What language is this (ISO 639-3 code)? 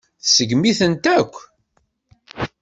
kab